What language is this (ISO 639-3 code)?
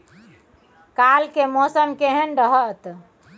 mai